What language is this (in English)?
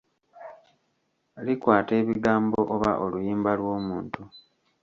Ganda